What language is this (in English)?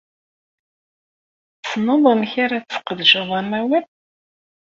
Kabyle